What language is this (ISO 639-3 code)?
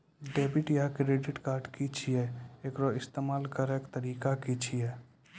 mai